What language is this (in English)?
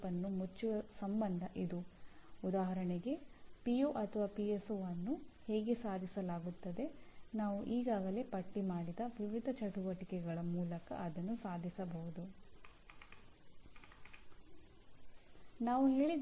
Kannada